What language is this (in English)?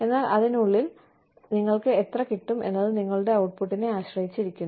Malayalam